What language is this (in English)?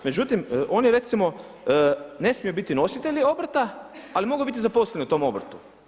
Croatian